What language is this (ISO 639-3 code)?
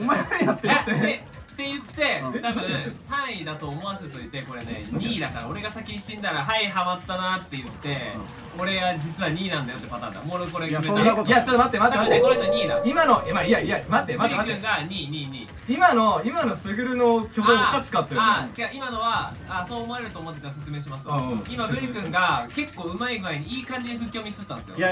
jpn